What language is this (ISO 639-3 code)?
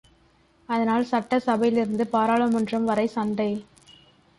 tam